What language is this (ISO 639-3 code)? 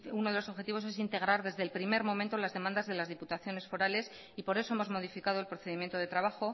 spa